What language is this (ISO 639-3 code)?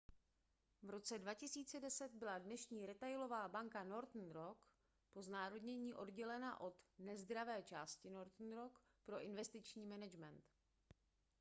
ces